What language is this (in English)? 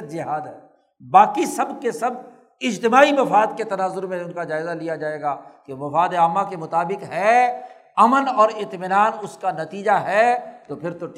Urdu